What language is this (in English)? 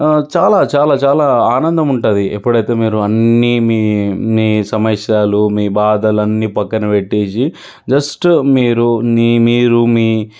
Telugu